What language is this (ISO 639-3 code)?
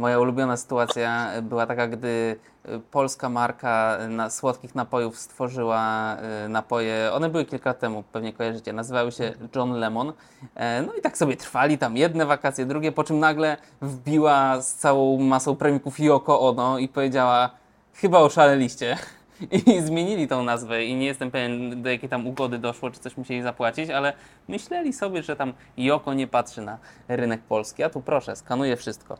pol